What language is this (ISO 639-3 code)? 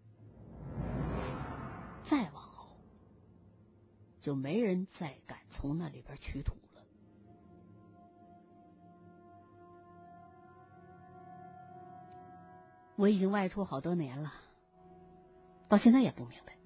zho